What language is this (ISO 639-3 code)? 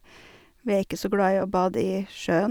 nor